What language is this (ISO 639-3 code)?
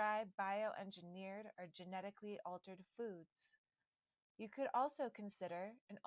eng